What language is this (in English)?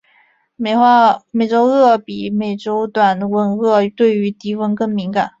Chinese